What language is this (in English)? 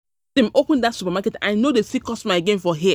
Nigerian Pidgin